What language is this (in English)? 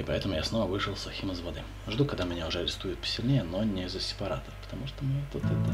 Russian